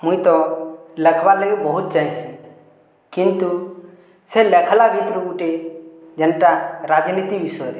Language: Odia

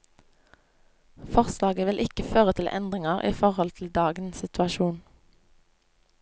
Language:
Norwegian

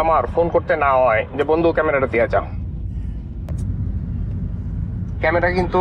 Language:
Bangla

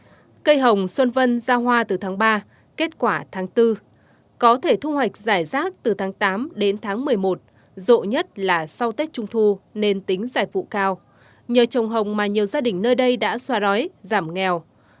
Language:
Vietnamese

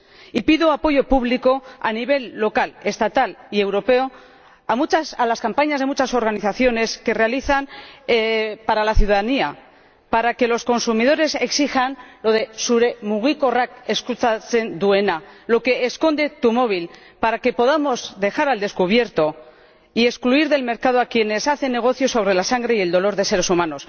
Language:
Spanish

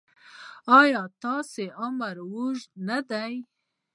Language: Pashto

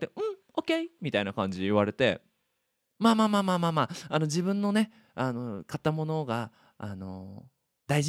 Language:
Japanese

